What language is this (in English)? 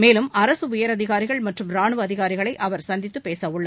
Tamil